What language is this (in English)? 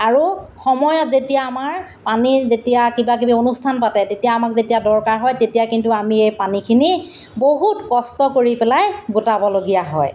Assamese